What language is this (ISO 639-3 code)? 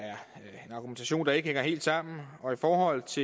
dan